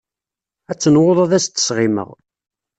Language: Kabyle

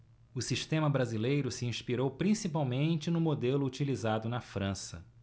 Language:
Portuguese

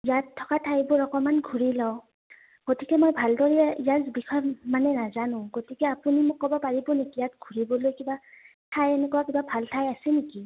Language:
Assamese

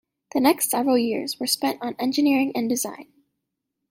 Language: English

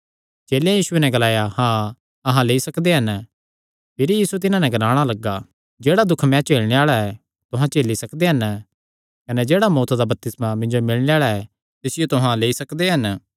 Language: Kangri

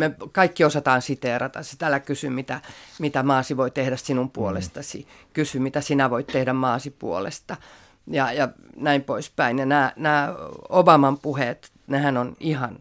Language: Finnish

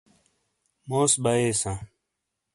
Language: Shina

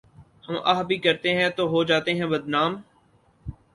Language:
Urdu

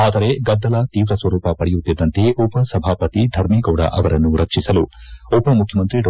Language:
Kannada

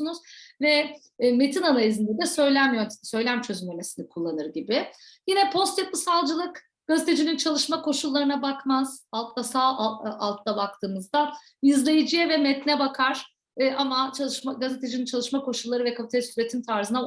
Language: Turkish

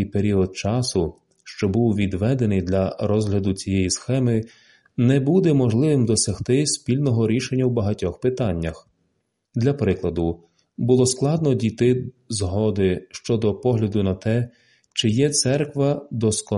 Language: Ukrainian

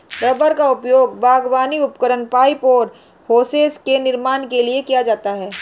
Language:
Hindi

